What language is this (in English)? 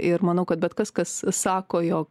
Lithuanian